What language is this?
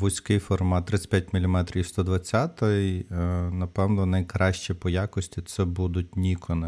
Ukrainian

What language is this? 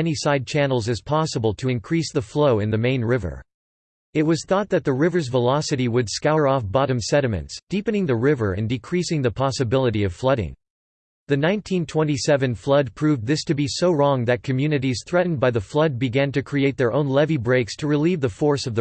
English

